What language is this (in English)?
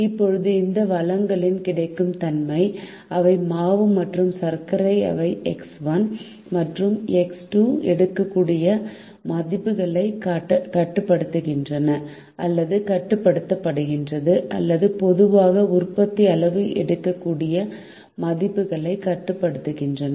Tamil